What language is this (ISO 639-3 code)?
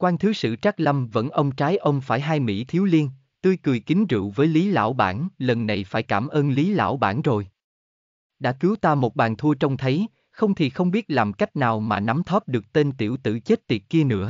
vie